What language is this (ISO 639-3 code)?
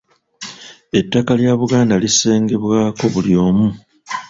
lug